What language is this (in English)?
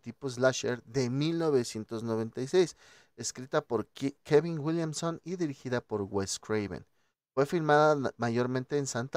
Spanish